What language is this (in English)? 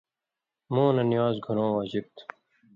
Indus Kohistani